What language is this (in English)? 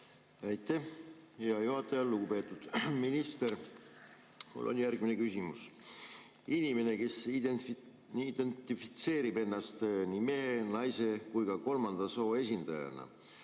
Estonian